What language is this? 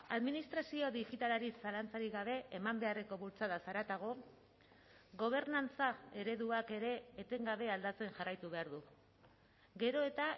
Basque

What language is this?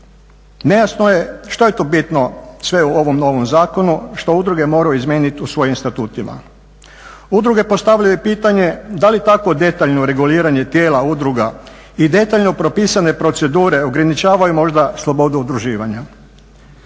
Croatian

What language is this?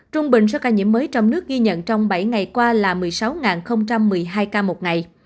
Vietnamese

